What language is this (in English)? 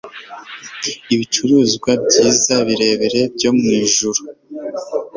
Kinyarwanda